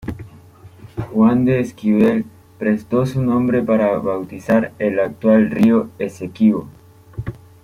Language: Spanish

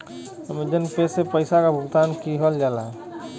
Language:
Bhojpuri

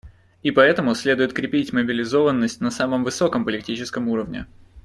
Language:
Russian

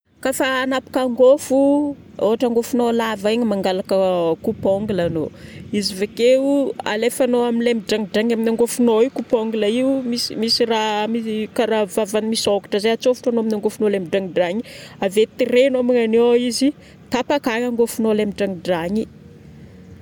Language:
Northern Betsimisaraka Malagasy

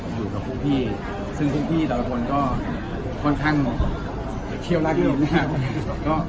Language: Thai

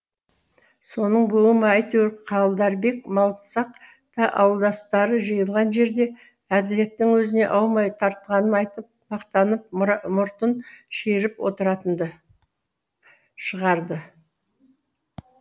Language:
Kazakh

